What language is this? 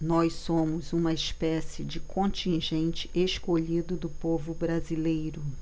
Portuguese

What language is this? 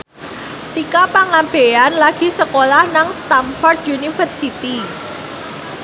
Javanese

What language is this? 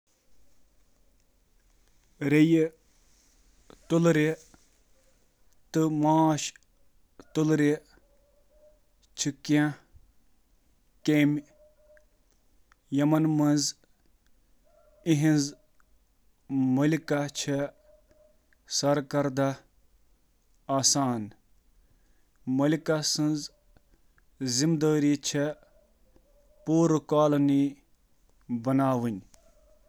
Kashmiri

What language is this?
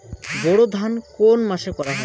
Bangla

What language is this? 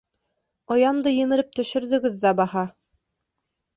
Bashkir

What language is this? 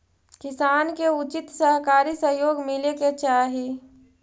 Magahi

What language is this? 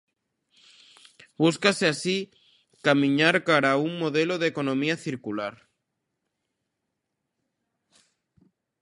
Galician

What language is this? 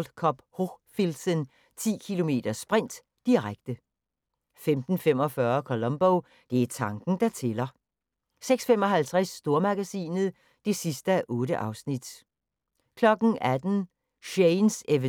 Danish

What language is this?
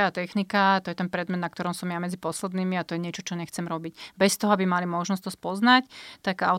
Slovak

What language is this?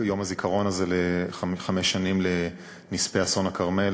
Hebrew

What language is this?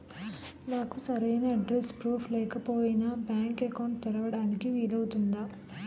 Telugu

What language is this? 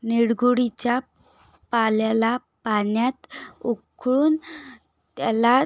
Marathi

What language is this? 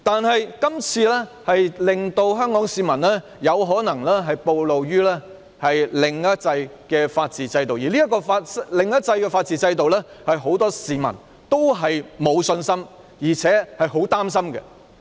Cantonese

